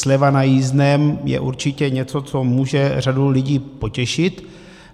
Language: Czech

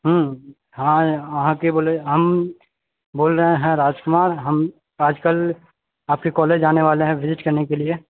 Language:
Maithili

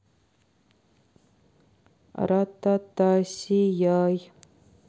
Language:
Russian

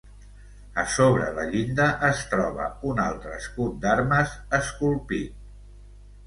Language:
Catalan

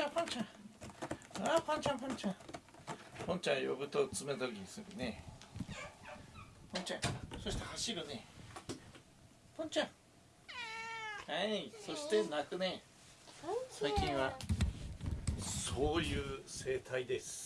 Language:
Japanese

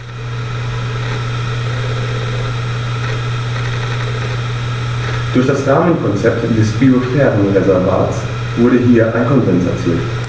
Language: German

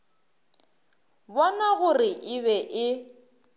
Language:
Northern Sotho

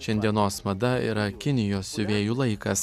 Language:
Lithuanian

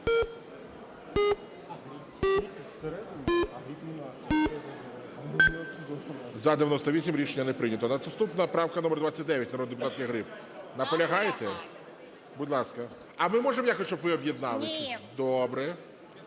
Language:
Ukrainian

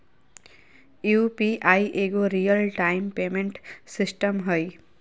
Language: Magahi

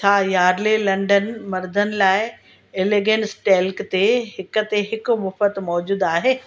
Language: Sindhi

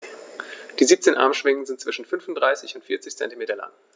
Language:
German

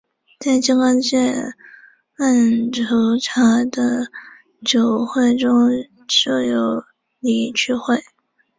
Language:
Chinese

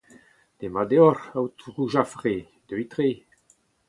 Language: Breton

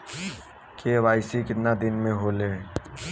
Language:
Bhojpuri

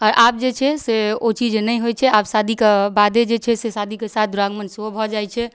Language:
Maithili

